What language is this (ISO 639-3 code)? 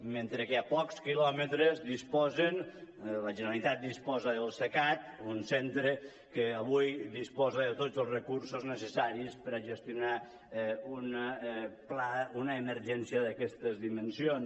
cat